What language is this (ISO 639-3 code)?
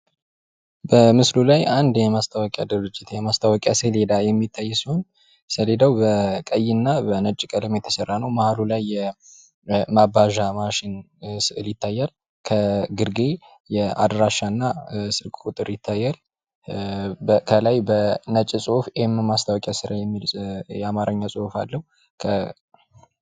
amh